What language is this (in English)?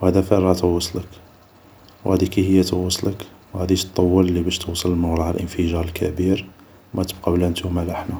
Algerian Arabic